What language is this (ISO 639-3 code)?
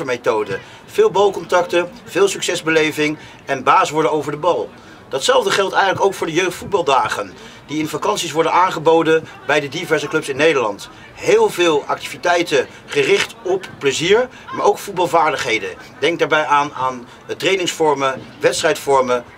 nld